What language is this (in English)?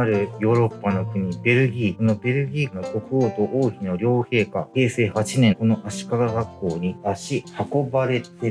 Japanese